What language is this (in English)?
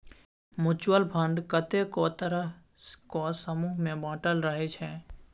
Maithili